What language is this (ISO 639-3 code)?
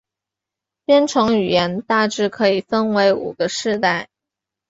zho